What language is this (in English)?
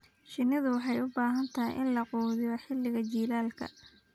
Somali